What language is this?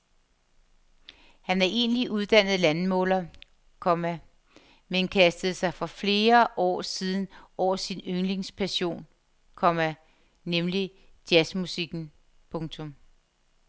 Danish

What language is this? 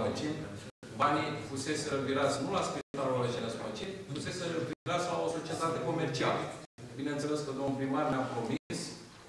Romanian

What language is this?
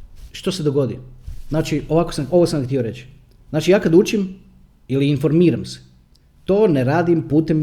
Croatian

